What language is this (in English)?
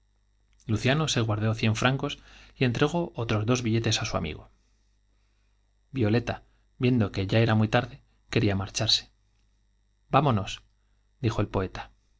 Spanish